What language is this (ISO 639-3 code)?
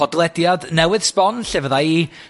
cym